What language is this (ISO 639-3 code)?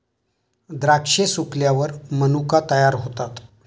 mar